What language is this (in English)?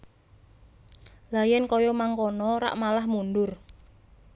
Javanese